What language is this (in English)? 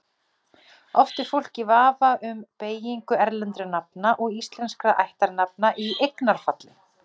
Icelandic